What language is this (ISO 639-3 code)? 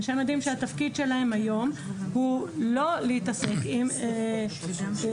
heb